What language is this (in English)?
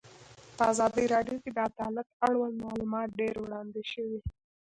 Pashto